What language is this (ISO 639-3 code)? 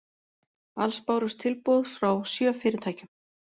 isl